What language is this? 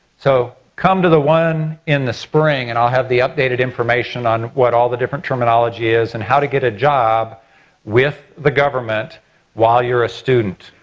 English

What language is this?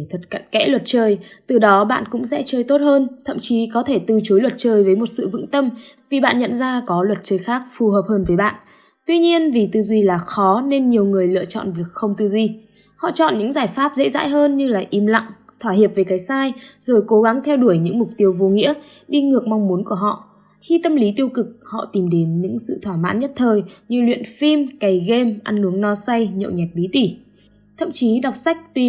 Vietnamese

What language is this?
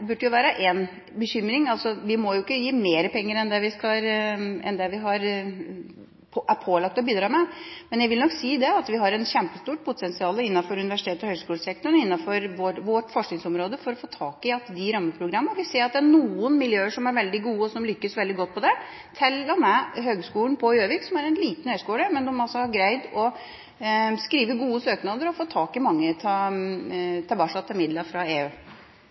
Norwegian Bokmål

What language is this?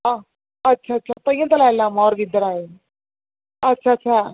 Dogri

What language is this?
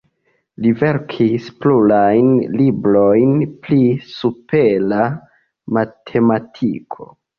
Esperanto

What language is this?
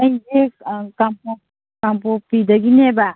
Manipuri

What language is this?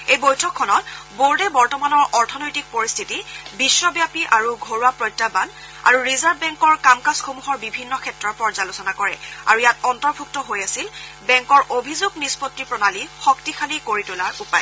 Assamese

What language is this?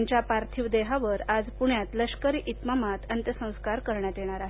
Marathi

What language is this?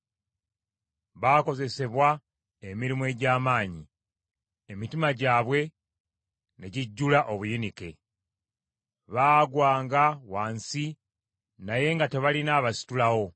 Ganda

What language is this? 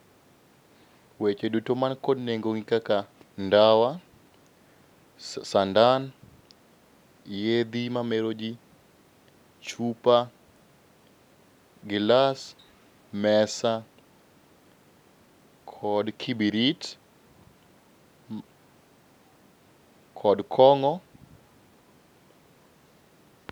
Luo (Kenya and Tanzania)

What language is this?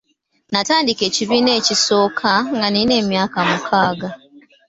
Ganda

